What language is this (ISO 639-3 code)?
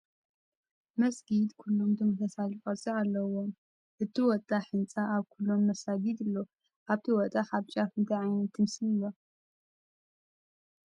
tir